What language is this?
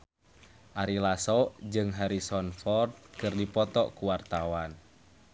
Sundanese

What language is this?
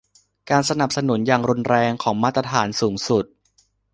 Thai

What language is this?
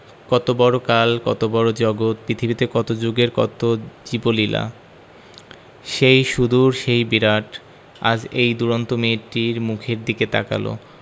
Bangla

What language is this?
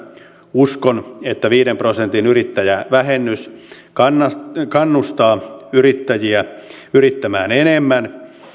Finnish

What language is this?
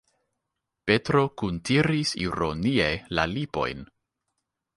Esperanto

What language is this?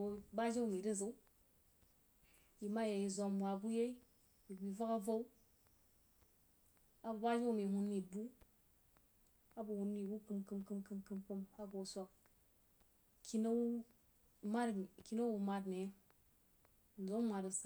Jiba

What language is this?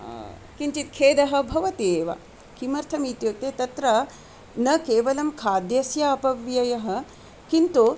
Sanskrit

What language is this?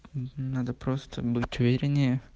Russian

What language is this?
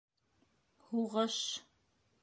Bashkir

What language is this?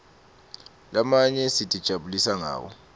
Swati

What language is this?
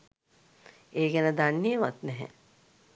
Sinhala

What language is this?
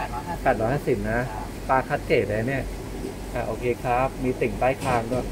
Thai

